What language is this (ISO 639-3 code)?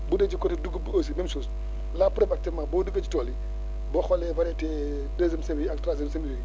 wol